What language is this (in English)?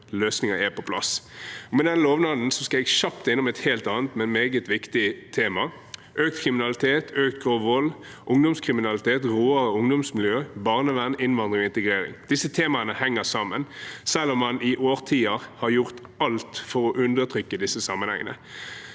Norwegian